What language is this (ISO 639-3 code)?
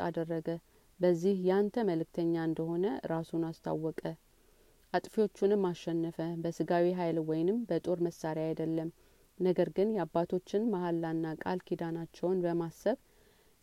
amh